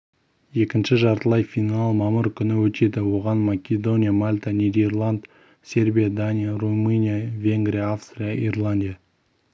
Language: Kazakh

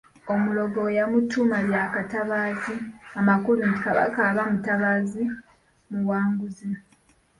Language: Ganda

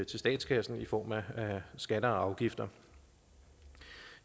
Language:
Danish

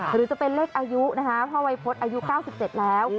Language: Thai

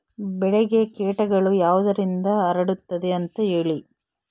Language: Kannada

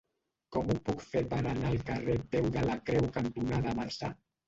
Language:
Catalan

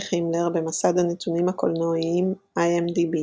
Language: Hebrew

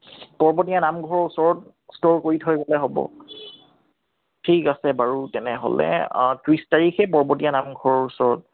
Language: Assamese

